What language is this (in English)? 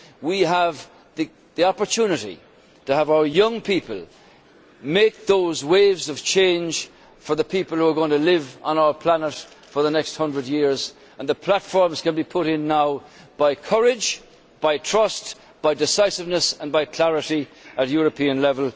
English